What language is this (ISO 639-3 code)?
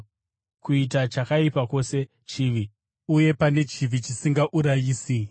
sna